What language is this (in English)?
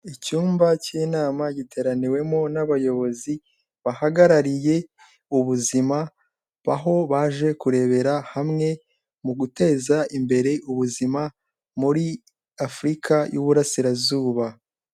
Kinyarwanda